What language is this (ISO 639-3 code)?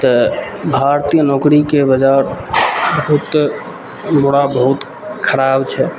mai